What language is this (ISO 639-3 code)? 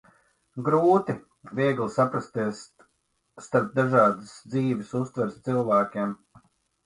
lav